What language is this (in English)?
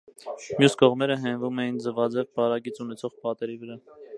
Armenian